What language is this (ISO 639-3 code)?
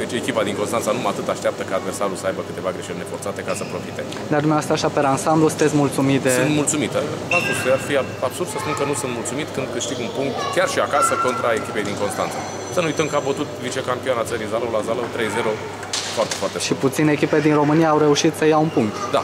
ron